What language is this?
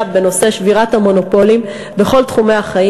Hebrew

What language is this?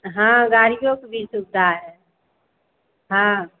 Hindi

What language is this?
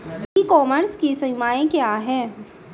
Hindi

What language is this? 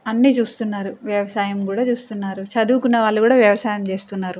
Telugu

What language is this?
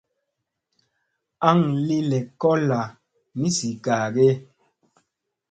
Musey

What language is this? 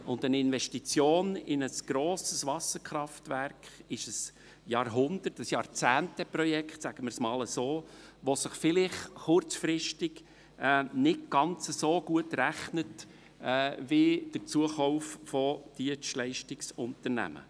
Swiss German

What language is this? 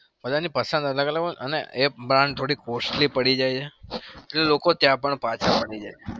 Gujarati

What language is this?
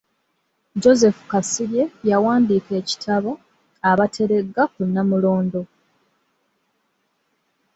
Ganda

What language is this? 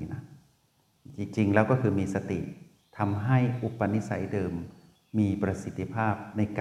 Thai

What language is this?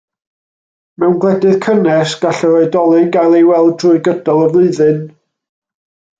Welsh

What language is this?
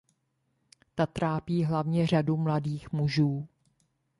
Czech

